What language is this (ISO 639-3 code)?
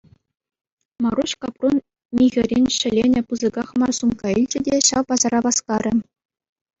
chv